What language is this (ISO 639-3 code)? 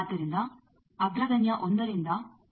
kan